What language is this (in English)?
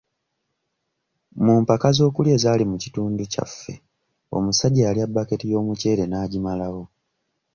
Ganda